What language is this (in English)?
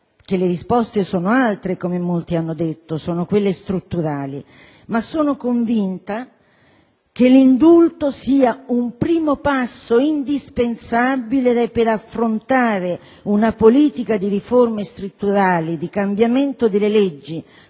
Italian